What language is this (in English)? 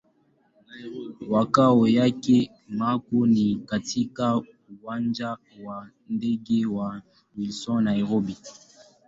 Swahili